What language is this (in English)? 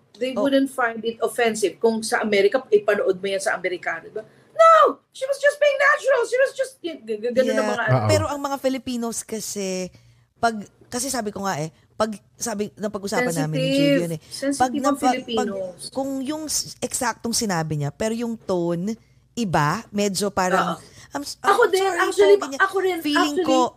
Filipino